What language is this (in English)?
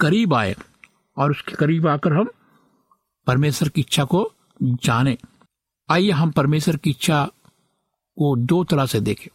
Hindi